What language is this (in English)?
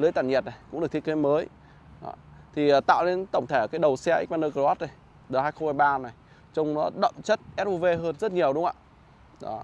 Vietnamese